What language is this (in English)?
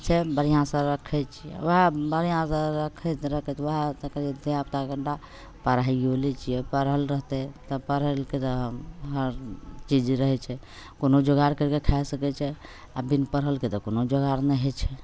Maithili